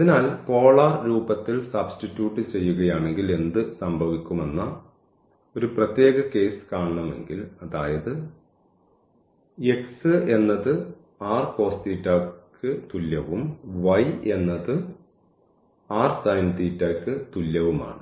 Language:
Malayalam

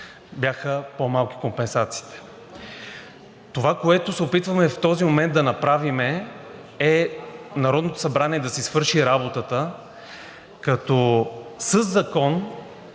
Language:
Bulgarian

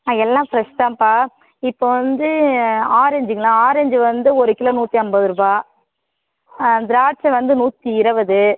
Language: Tamil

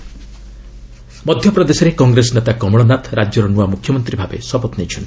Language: Odia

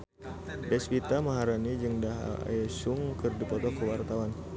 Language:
Sundanese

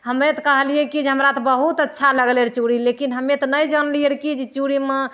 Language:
Maithili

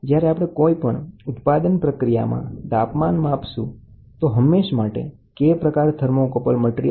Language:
Gujarati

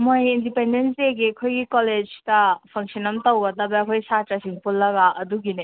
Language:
Manipuri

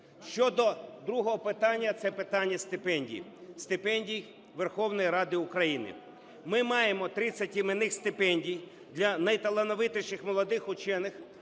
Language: Ukrainian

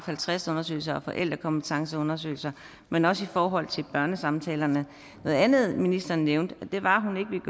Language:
Danish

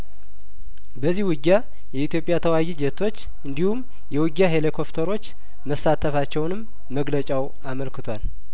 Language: Amharic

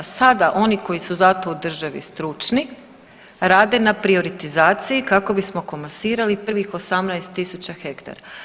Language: Croatian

